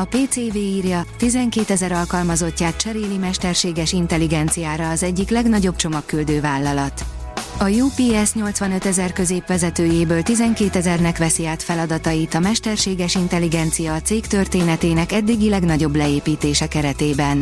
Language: Hungarian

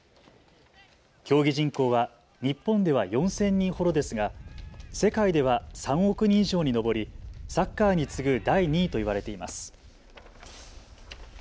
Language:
Japanese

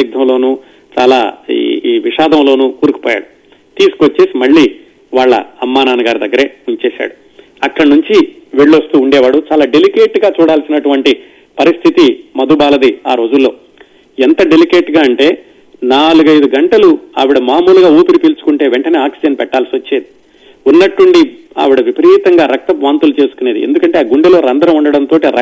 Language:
Telugu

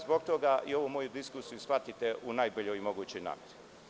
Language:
Serbian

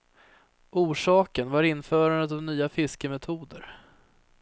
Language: Swedish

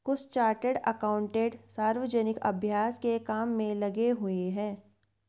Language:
Hindi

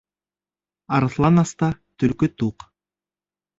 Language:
Bashkir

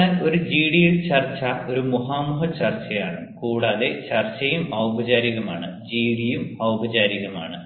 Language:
Malayalam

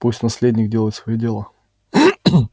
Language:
Russian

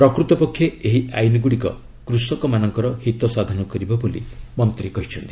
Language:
Odia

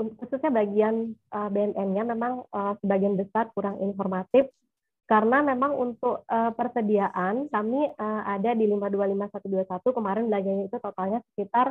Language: Indonesian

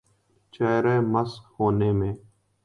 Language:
Urdu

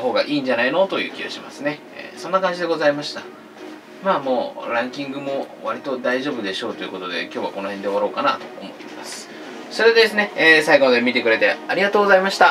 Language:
Japanese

